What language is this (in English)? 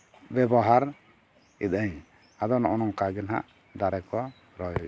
Santali